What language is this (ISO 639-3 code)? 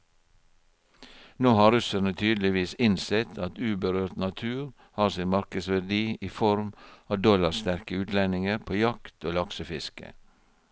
nor